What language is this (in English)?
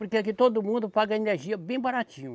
Portuguese